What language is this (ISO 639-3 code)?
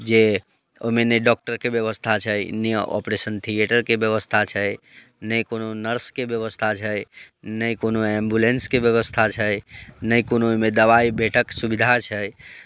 mai